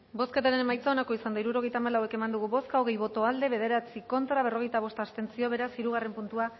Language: Basque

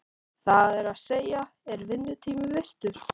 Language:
Icelandic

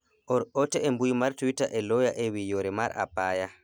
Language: Luo (Kenya and Tanzania)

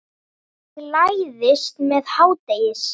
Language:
Icelandic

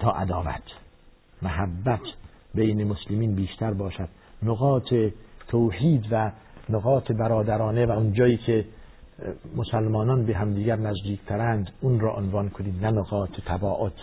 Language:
Persian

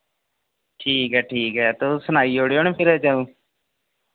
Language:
Dogri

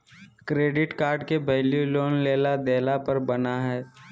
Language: Magahi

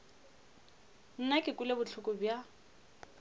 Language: Northern Sotho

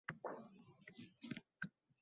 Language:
Uzbek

